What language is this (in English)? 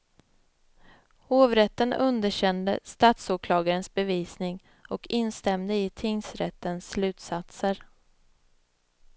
Swedish